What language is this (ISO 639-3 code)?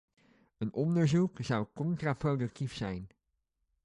nld